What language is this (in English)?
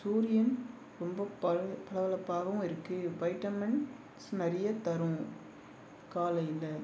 Tamil